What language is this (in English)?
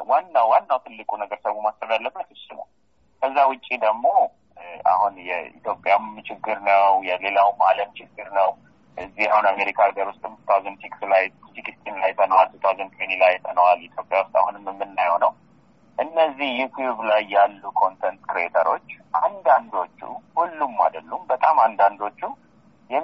Amharic